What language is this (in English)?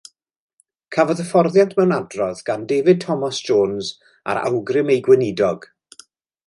Welsh